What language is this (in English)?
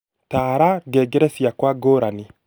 Kikuyu